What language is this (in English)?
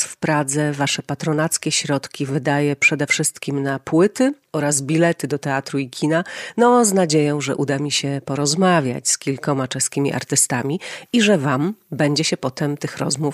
Polish